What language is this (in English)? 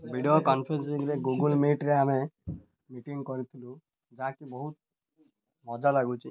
Odia